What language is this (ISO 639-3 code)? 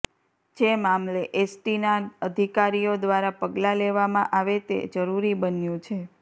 guj